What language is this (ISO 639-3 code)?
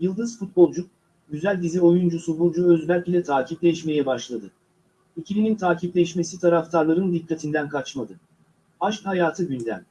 tur